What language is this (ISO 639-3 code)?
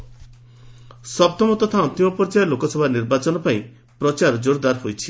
ori